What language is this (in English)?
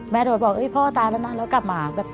Thai